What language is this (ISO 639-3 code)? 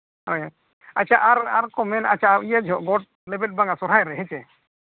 sat